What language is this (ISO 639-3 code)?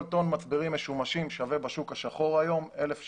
heb